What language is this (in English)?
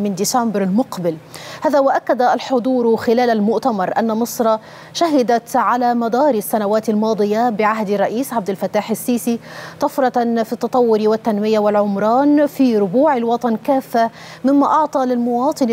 Arabic